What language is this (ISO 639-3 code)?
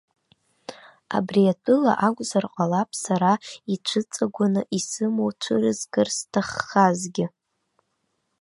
abk